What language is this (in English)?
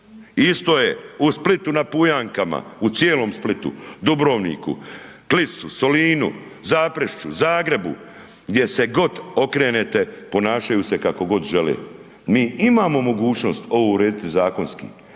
Croatian